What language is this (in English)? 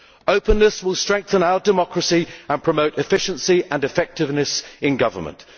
English